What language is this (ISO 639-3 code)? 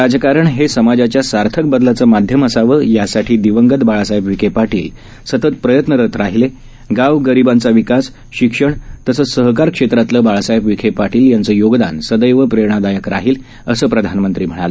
mar